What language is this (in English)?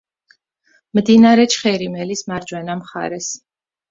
Georgian